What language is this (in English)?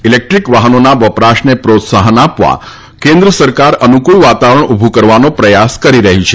Gujarati